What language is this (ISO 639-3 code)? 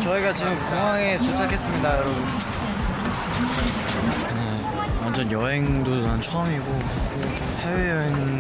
kor